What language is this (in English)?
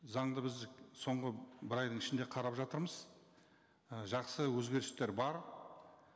Kazakh